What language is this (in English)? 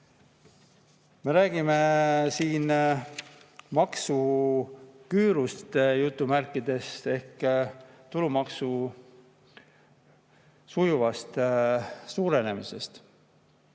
Estonian